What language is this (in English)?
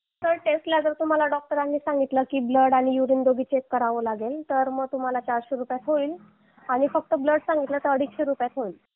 Marathi